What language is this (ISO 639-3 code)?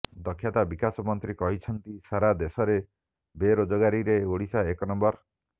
ori